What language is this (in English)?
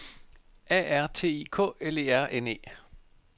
Danish